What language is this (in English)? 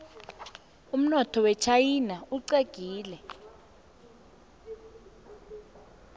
South Ndebele